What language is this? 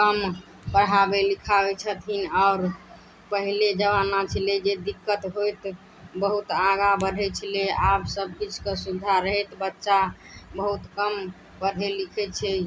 Maithili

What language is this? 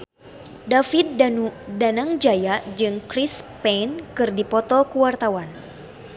Sundanese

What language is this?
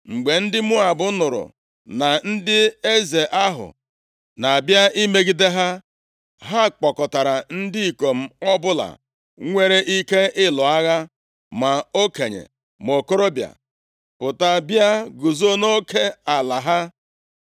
Igbo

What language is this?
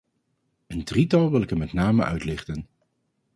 Dutch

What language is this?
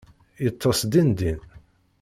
Kabyle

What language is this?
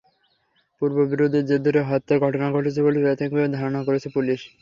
Bangla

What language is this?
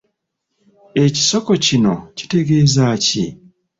Ganda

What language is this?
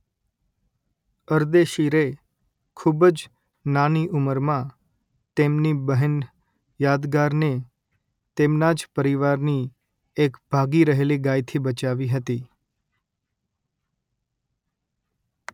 Gujarati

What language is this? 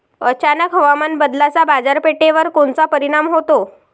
Marathi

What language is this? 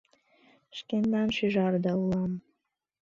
Mari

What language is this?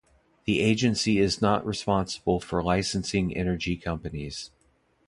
English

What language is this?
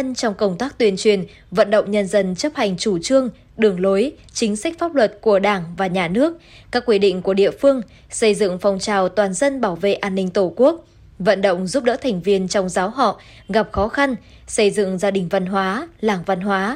Vietnamese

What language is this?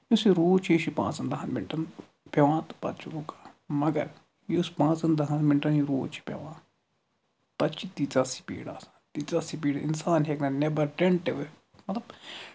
Kashmiri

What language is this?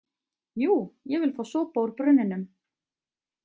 Icelandic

